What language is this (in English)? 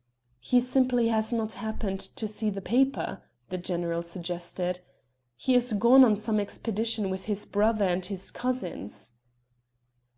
English